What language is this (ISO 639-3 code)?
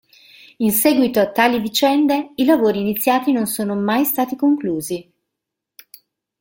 ita